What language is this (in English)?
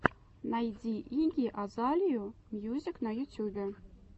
Russian